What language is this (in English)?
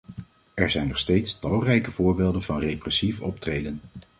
Dutch